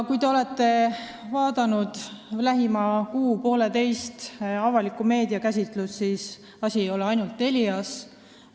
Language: Estonian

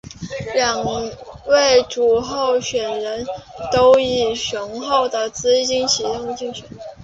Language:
Chinese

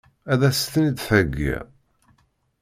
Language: Kabyle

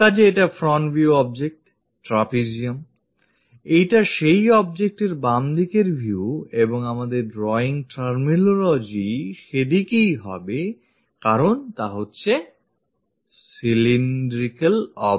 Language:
Bangla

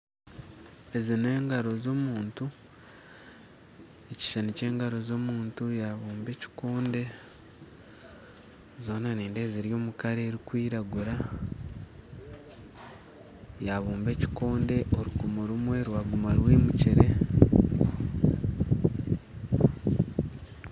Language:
Nyankole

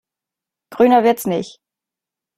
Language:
German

